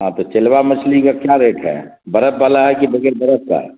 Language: Urdu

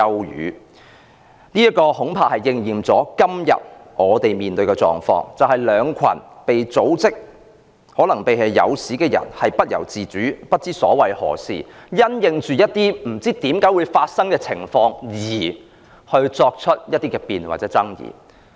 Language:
Cantonese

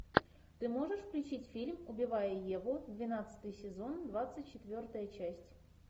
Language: Russian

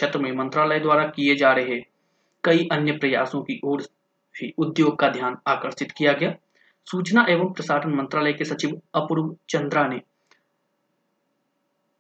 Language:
Hindi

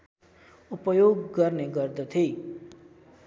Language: Nepali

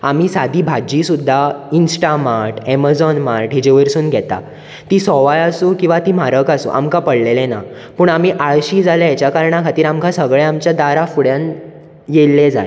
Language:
Konkani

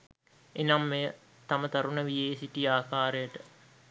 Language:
Sinhala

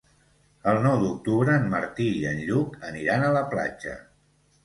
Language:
Catalan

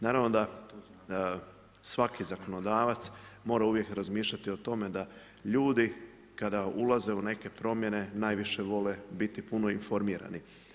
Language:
Croatian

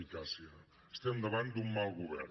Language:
Catalan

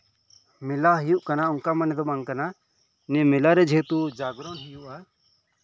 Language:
Santali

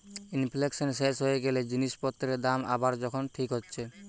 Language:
Bangla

